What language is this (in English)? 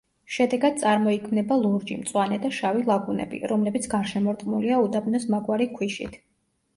Georgian